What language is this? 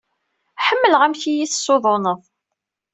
Kabyle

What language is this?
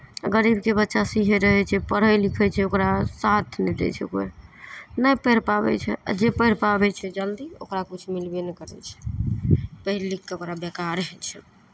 Maithili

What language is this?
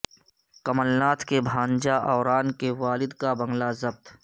Urdu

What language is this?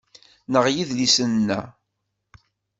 Kabyle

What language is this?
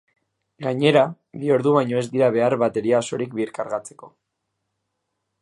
Basque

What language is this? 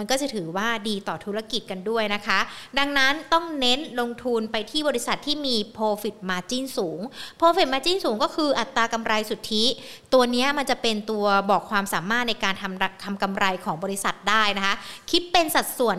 Thai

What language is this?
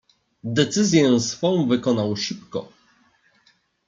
Polish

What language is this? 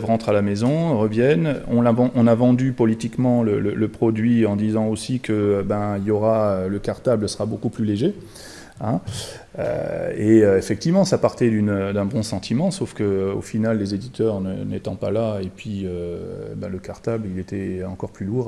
French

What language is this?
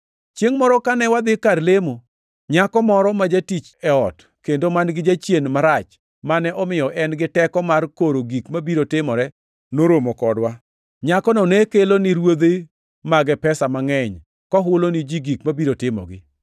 Luo (Kenya and Tanzania)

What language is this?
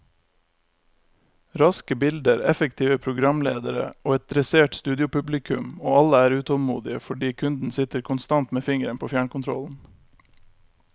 Norwegian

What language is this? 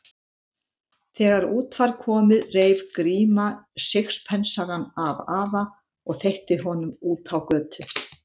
Icelandic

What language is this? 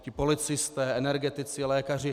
Czech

